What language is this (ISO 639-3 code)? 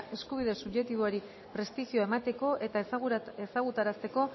eus